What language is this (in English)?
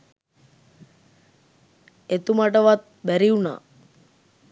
Sinhala